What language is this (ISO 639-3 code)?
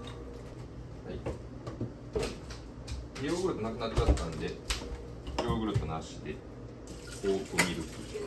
jpn